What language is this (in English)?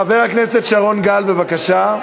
Hebrew